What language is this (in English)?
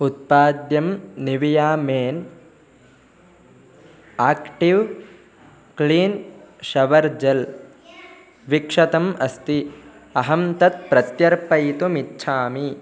Sanskrit